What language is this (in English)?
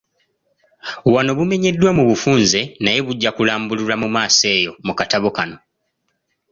Ganda